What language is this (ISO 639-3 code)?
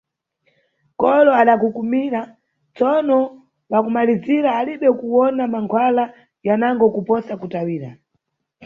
nyu